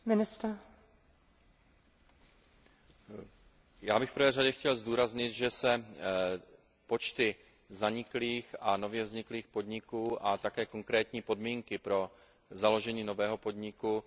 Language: Czech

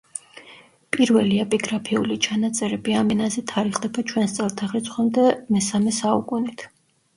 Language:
Georgian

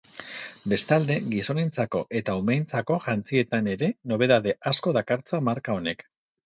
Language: Basque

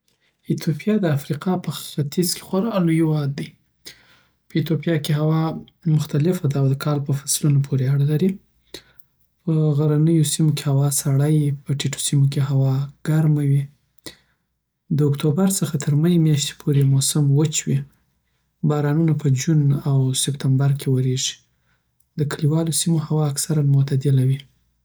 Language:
Southern Pashto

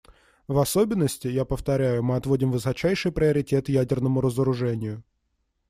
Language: Russian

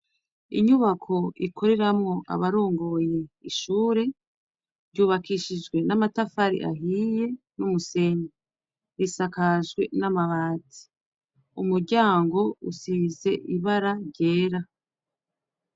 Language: Rundi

